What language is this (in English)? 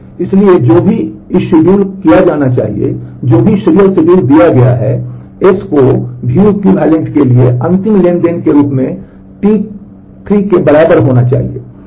Hindi